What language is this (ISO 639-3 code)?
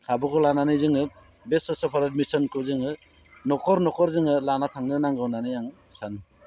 brx